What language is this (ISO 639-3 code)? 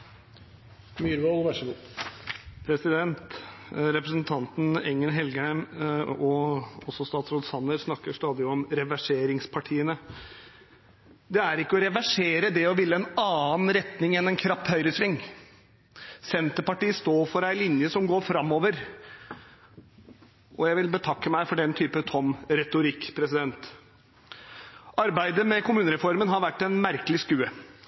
nob